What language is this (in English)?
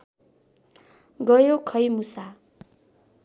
Nepali